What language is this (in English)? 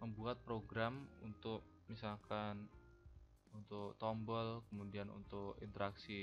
Indonesian